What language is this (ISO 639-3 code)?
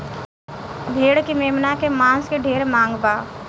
bho